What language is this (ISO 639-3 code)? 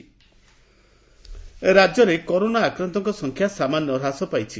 ori